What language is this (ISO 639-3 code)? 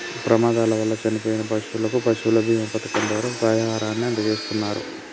tel